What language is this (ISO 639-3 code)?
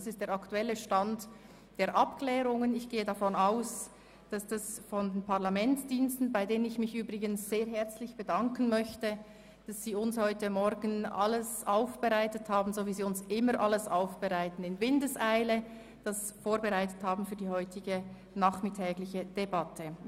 gsw